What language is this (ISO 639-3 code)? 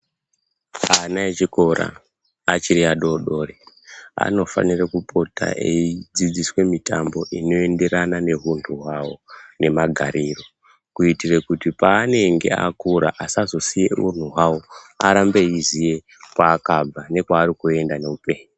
ndc